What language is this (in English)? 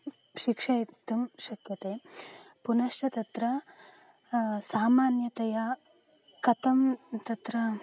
Sanskrit